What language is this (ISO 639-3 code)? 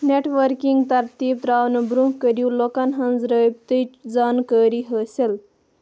kas